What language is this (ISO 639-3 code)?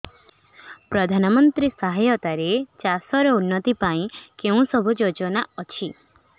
ori